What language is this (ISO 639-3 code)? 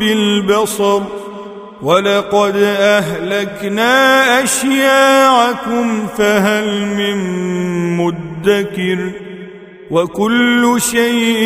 ara